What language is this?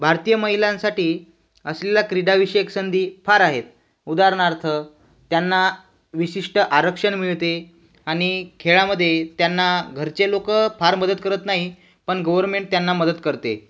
Marathi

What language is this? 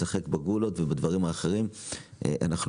Hebrew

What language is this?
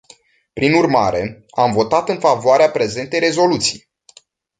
Romanian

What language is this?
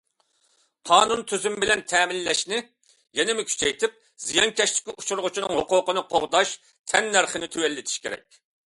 Uyghur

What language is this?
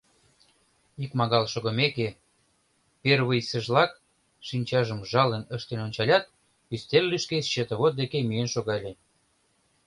Mari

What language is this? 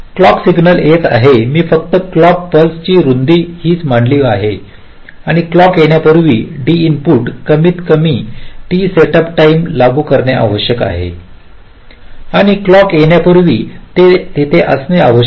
Marathi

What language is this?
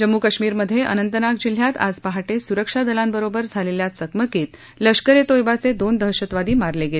Marathi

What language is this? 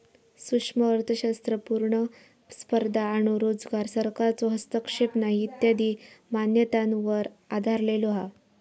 Marathi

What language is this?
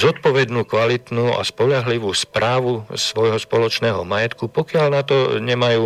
Slovak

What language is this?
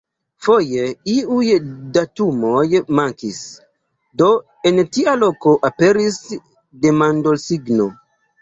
Esperanto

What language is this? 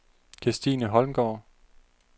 Danish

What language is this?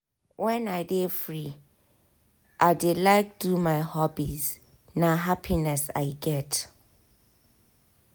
Nigerian Pidgin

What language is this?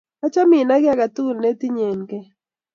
Kalenjin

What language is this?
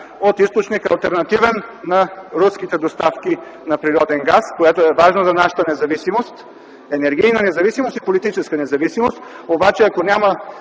Bulgarian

